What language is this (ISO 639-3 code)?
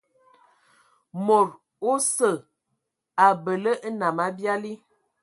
ewo